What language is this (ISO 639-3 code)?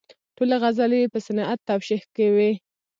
pus